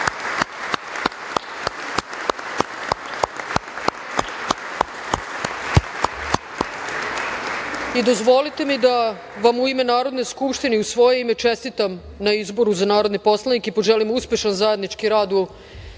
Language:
Serbian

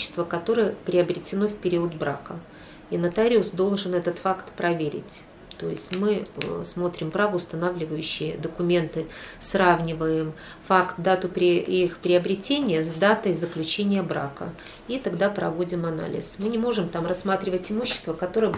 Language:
Russian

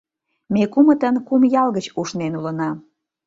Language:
Mari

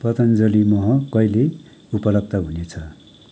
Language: Nepali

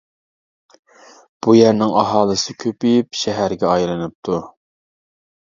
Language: Uyghur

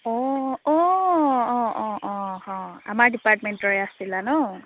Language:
Assamese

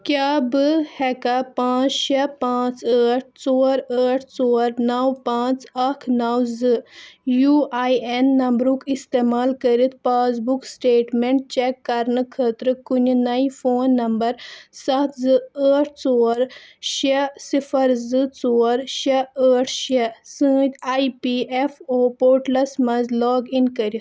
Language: Kashmiri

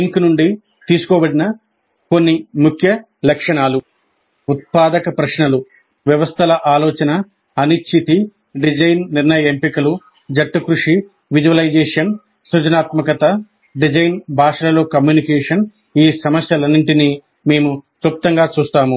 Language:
Telugu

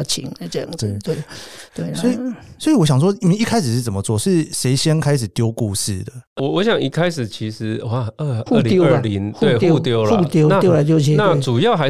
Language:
Chinese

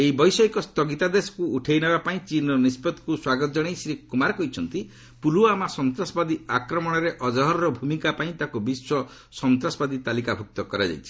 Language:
Odia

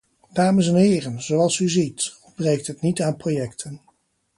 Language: Dutch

